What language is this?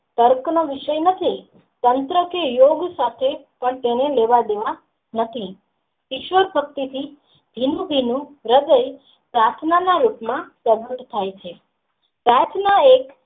Gujarati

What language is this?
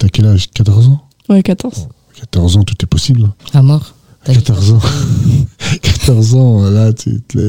French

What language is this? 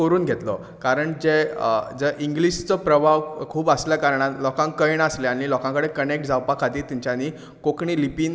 Konkani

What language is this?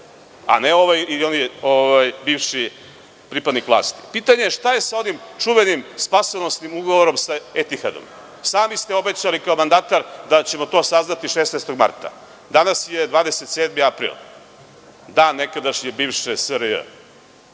Serbian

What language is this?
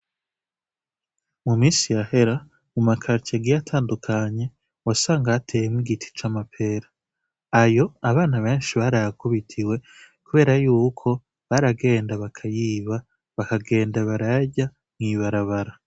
Rundi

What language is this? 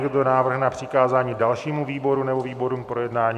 Czech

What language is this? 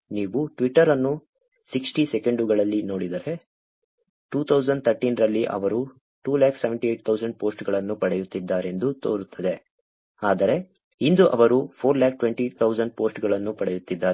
Kannada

